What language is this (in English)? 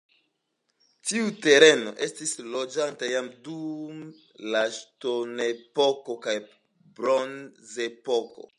Esperanto